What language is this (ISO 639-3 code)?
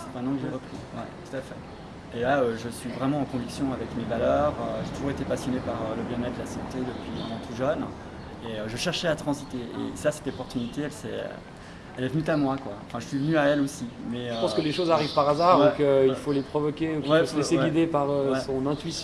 fra